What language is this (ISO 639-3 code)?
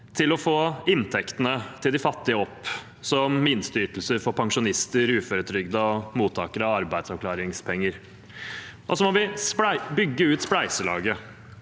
nor